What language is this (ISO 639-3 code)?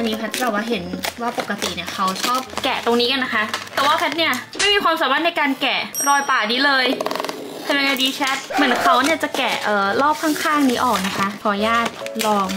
tha